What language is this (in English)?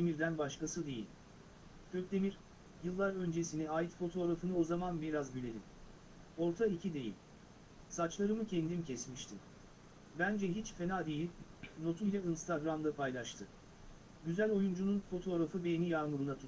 Turkish